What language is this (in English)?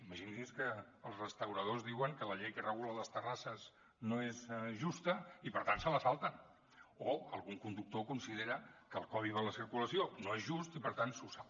Catalan